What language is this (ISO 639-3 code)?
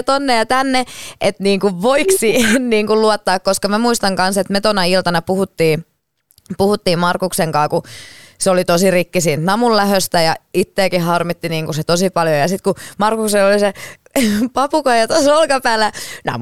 fin